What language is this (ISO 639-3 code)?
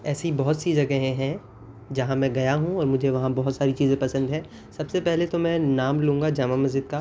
urd